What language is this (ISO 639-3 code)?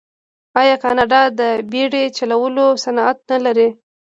pus